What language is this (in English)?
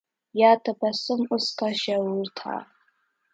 Urdu